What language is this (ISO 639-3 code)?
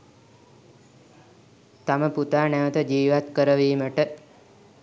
sin